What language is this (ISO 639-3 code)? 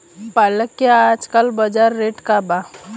bho